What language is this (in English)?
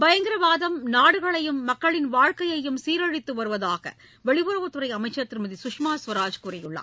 Tamil